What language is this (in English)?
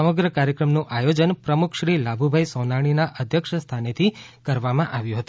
Gujarati